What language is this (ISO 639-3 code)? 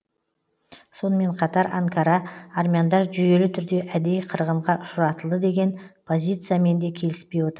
kaz